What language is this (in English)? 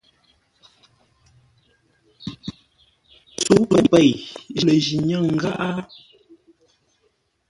Ngombale